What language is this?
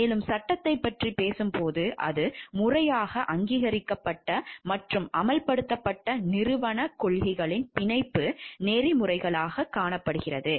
Tamil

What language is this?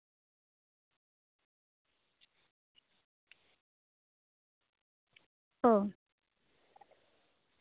Santali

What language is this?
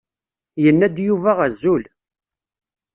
Kabyle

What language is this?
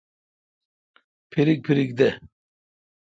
Kalkoti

